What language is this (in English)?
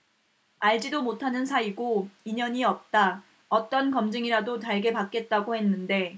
Korean